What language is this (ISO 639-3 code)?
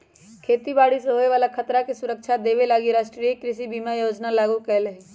mag